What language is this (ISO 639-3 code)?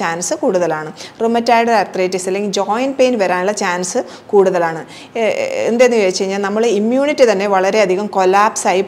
mal